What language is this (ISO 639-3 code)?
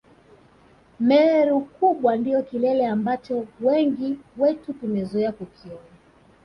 swa